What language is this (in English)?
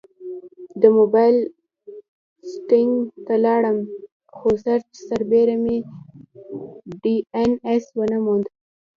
Pashto